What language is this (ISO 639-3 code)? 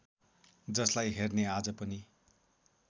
nep